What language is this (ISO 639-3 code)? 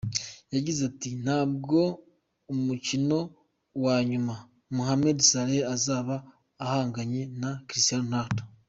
kin